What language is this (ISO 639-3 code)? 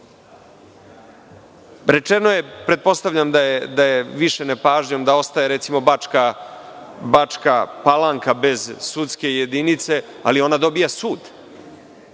srp